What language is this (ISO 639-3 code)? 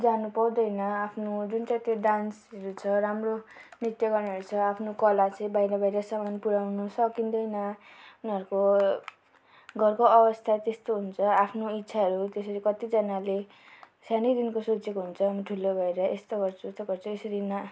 nep